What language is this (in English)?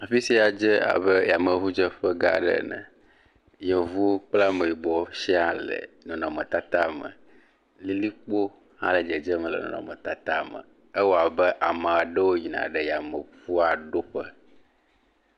Ewe